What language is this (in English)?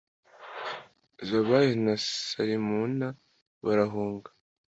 Kinyarwanda